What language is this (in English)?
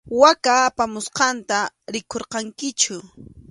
Arequipa-La Unión Quechua